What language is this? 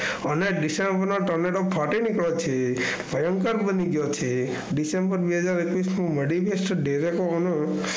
Gujarati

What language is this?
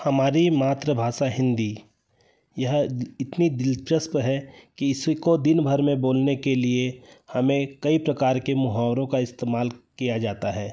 Hindi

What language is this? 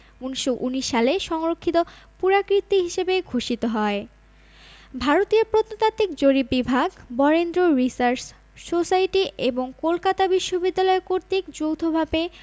Bangla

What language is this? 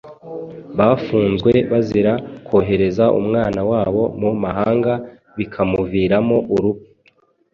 Kinyarwanda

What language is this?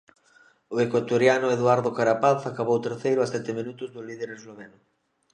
Galician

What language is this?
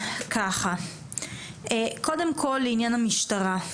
Hebrew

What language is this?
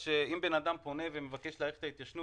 Hebrew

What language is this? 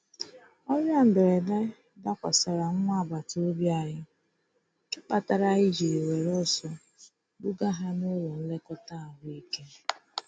Igbo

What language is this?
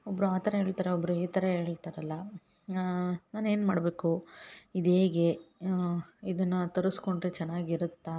Kannada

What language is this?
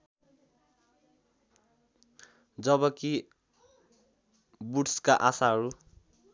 Nepali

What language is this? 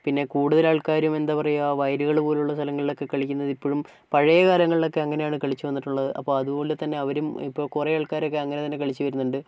Malayalam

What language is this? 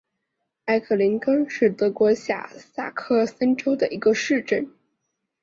Chinese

